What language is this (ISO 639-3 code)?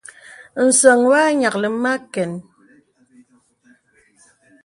beb